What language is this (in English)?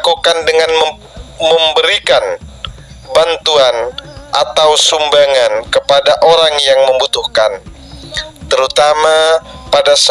Indonesian